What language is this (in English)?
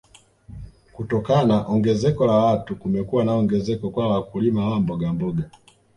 Swahili